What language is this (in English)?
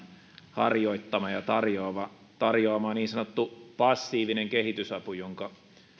Finnish